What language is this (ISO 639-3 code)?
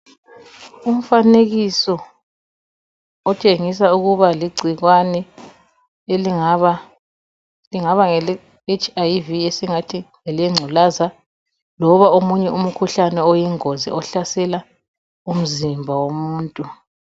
nde